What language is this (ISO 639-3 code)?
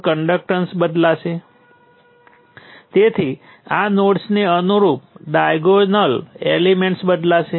guj